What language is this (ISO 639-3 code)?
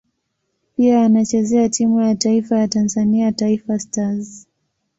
swa